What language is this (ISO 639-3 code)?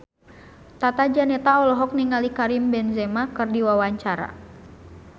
sun